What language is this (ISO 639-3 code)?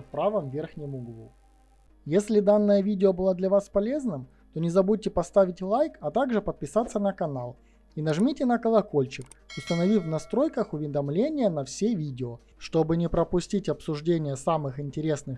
rus